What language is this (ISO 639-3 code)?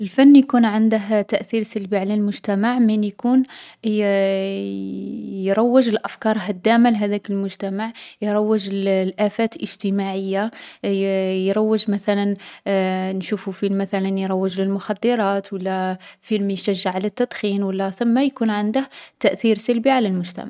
arq